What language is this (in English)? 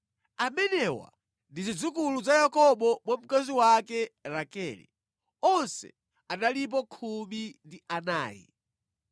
Nyanja